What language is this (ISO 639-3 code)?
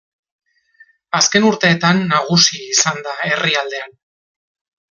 eus